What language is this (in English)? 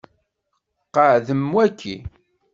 Kabyle